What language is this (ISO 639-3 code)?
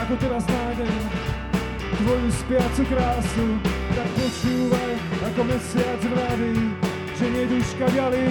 slk